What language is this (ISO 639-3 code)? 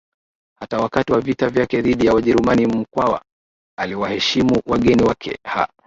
swa